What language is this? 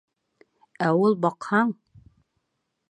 Bashkir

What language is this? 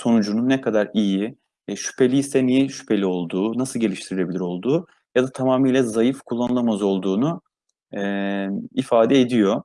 Turkish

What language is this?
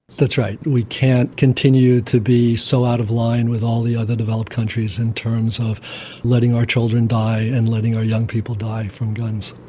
English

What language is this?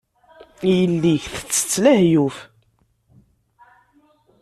Kabyle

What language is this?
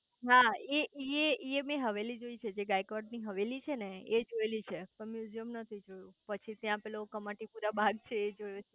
Gujarati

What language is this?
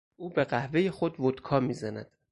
Persian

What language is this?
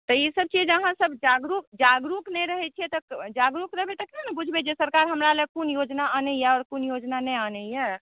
Maithili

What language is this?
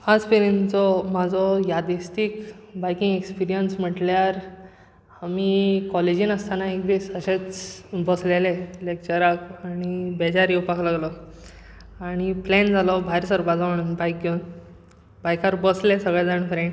Konkani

